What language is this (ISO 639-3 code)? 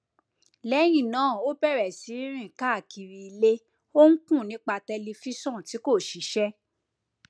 yor